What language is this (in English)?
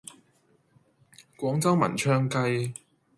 Cantonese